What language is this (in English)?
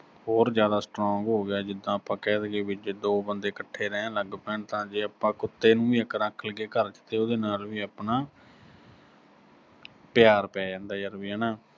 Punjabi